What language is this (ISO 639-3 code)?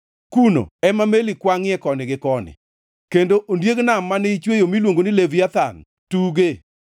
luo